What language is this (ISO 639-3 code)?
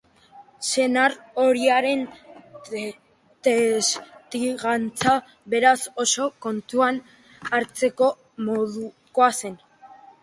eus